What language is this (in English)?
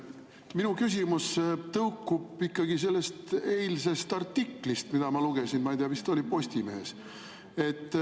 Estonian